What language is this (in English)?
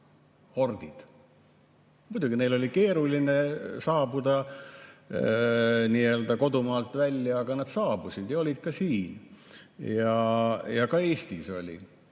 Estonian